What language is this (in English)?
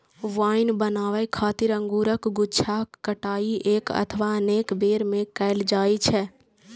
Maithili